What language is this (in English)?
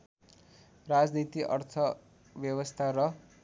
Nepali